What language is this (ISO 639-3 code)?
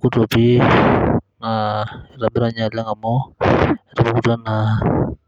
mas